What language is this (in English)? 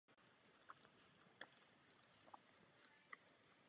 Czech